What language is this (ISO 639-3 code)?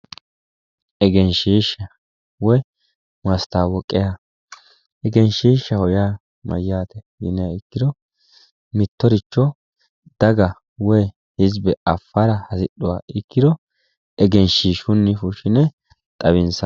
sid